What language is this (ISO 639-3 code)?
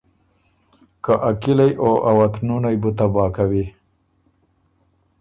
oru